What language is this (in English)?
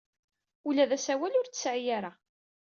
Kabyle